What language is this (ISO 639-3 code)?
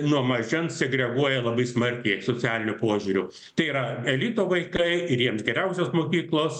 lit